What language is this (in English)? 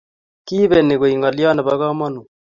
Kalenjin